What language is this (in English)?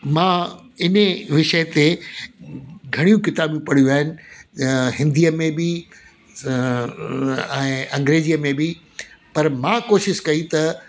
Sindhi